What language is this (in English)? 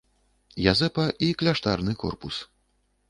Belarusian